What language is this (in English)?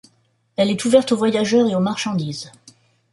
French